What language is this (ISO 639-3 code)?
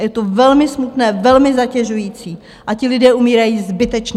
ces